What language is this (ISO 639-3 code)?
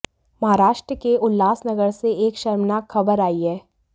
hin